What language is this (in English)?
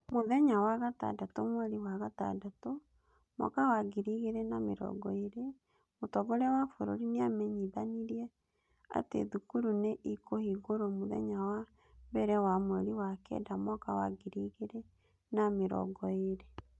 Kikuyu